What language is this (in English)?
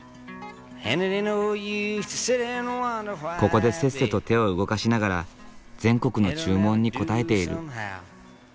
Japanese